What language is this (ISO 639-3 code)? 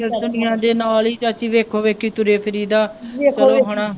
pan